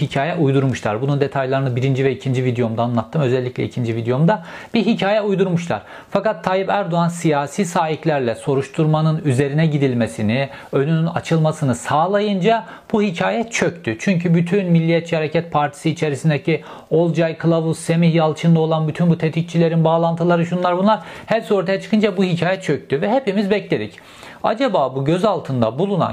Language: Turkish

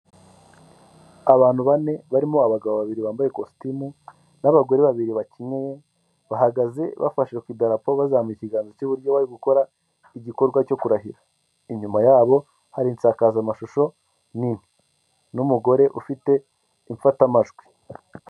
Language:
Kinyarwanda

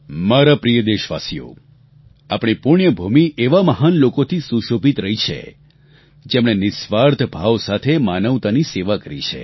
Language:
Gujarati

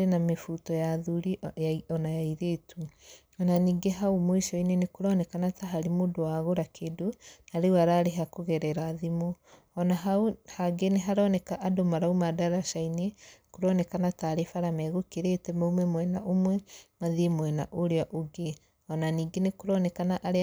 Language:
Kikuyu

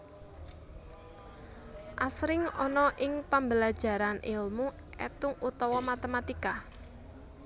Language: Javanese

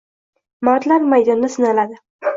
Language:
Uzbek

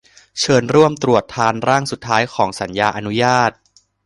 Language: Thai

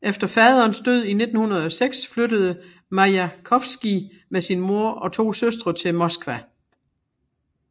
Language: Danish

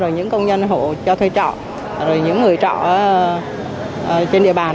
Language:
Vietnamese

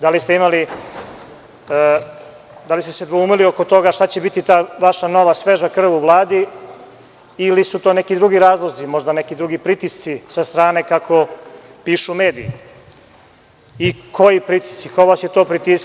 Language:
Serbian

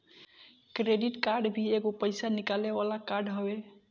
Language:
Bhojpuri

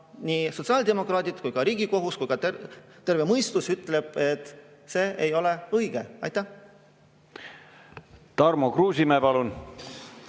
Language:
Estonian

